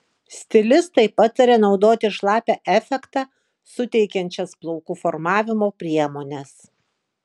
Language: Lithuanian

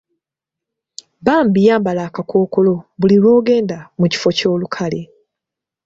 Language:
Ganda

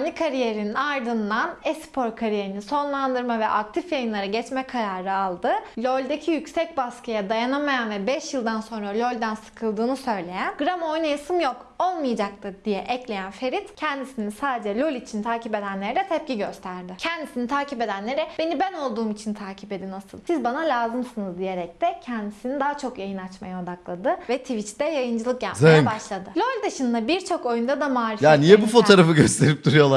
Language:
Turkish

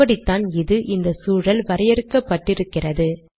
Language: Tamil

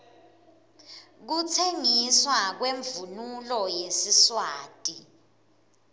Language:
Swati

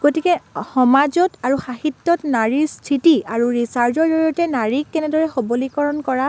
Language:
Assamese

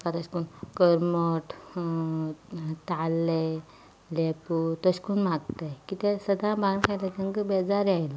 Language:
Konkani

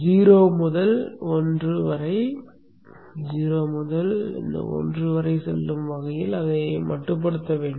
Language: Tamil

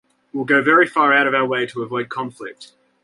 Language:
English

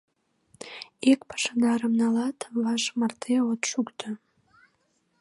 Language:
Mari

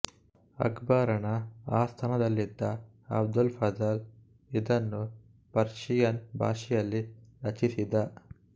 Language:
Kannada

